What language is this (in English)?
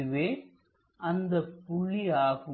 Tamil